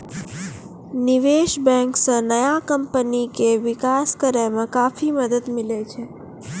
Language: Maithili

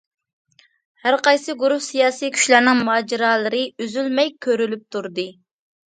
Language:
Uyghur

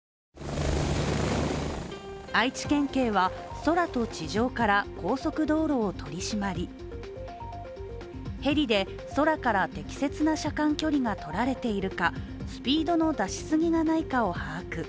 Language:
Japanese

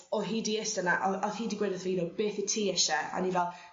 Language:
Welsh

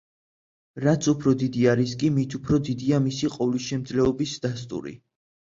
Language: Georgian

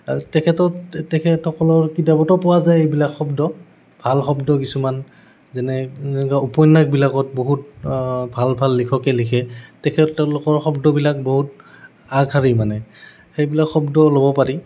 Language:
Assamese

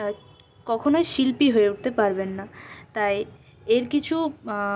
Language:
Bangla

